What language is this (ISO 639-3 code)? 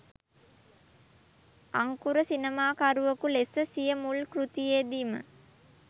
sin